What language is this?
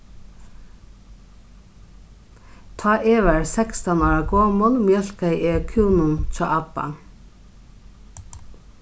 Faroese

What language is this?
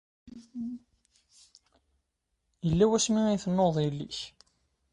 Kabyle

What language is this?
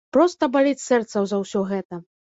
Belarusian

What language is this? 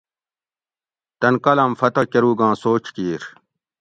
Gawri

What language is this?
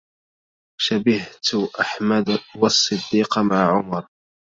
Arabic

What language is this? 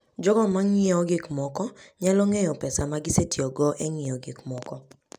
Luo (Kenya and Tanzania)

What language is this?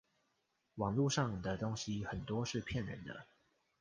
Chinese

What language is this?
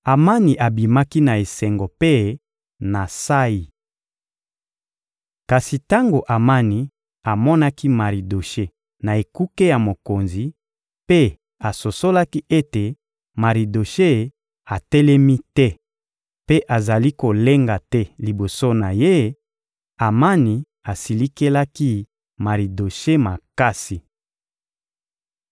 Lingala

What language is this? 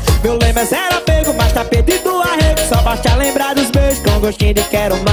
Portuguese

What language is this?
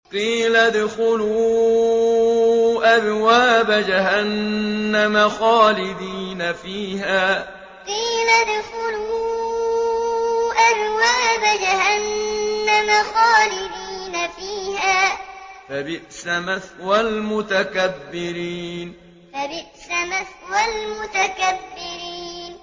Arabic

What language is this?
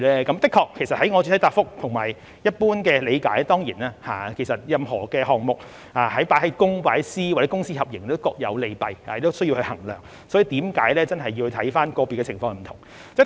Cantonese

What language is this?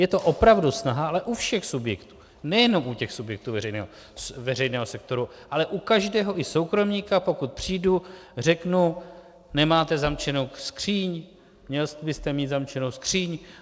Czech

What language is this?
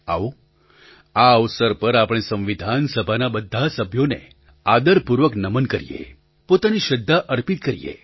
Gujarati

